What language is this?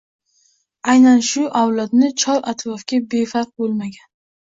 Uzbek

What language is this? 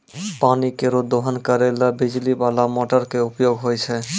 Maithili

